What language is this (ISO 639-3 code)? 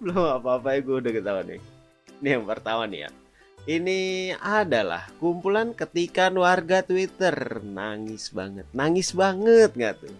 ind